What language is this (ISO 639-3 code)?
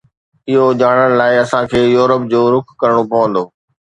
snd